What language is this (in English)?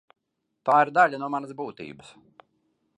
Latvian